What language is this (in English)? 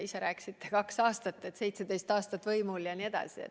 Estonian